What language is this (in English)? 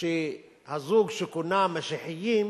Hebrew